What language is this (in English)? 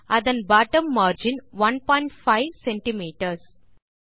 Tamil